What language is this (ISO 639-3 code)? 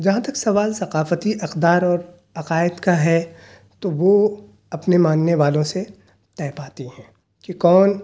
urd